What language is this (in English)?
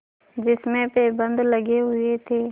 Hindi